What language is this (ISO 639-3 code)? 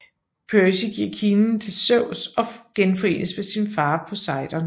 dan